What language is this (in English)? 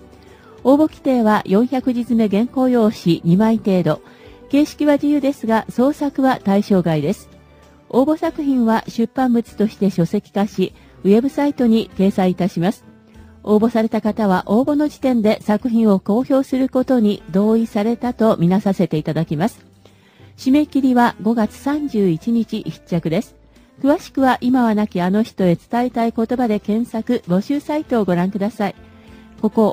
Japanese